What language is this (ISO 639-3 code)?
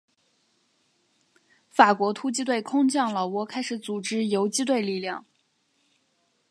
zho